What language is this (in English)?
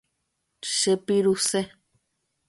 Guarani